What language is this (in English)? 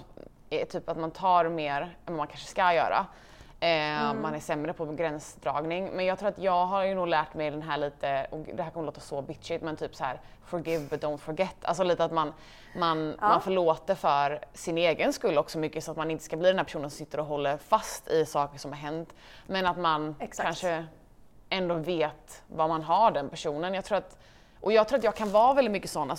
Swedish